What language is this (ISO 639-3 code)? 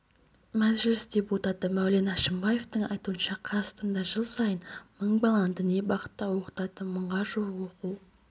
kaz